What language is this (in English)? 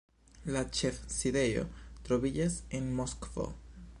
Esperanto